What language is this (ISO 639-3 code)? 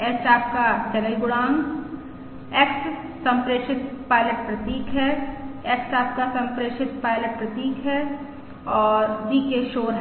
hin